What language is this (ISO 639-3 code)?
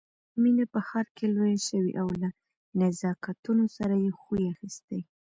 pus